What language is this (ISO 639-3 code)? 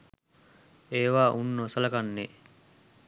sin